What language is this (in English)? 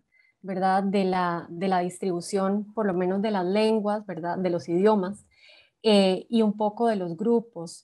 Spanish